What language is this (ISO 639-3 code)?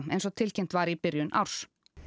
isl